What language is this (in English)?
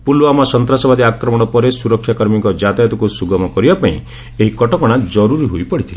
Odia